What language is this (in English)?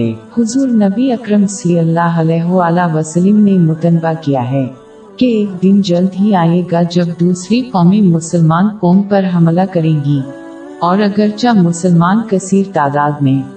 Urdu